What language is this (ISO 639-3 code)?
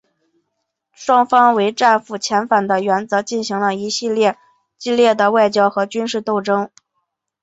zho